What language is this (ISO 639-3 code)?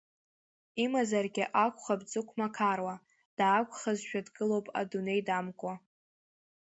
abk